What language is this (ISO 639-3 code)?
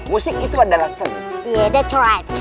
ind